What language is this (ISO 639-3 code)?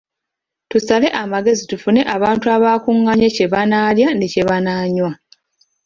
lug